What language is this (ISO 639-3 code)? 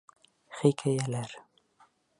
bak